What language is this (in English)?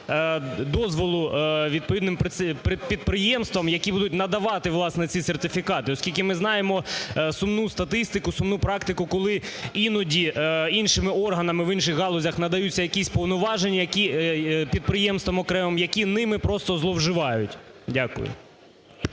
Ukrainian